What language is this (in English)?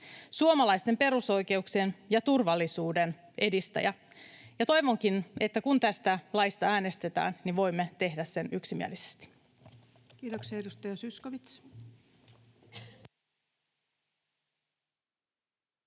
Finnish